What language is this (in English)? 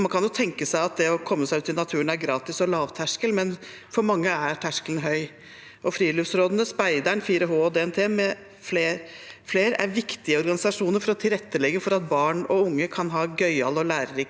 Norwegian